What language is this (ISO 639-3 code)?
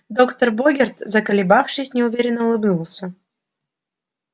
rus